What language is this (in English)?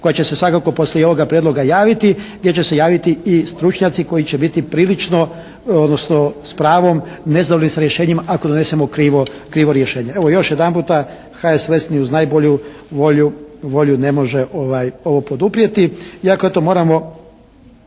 Croatian